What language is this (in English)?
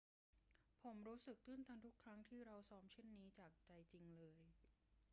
Thai